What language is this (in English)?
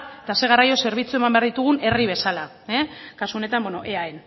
Basque